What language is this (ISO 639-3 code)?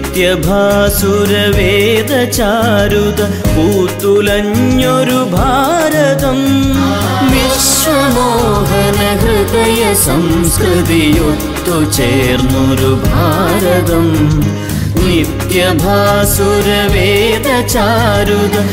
mal